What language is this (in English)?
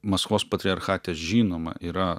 Lithuanian